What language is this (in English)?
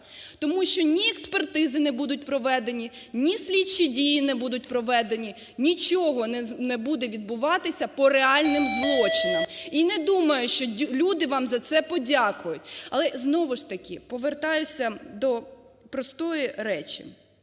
Ukrainian